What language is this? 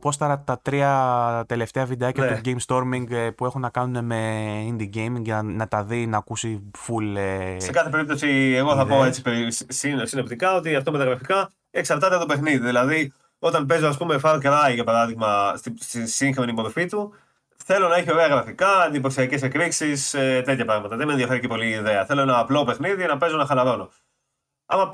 Greek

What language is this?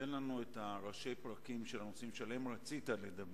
Hebrew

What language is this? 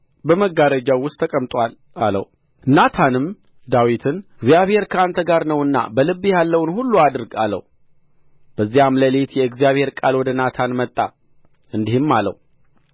Amharic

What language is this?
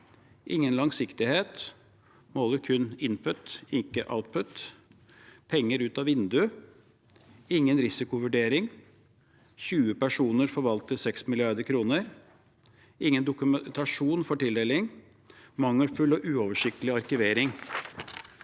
Norwegian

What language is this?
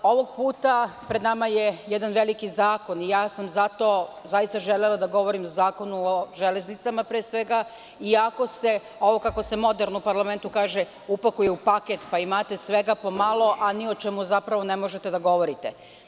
Serbian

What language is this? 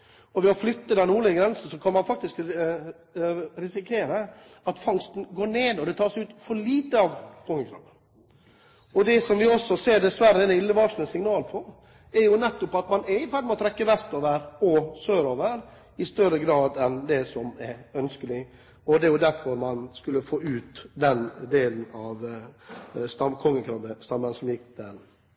Norwegian Bokmål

